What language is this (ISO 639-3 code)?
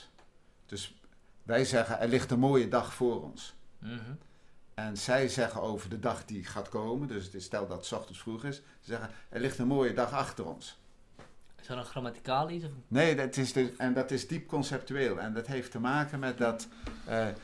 nld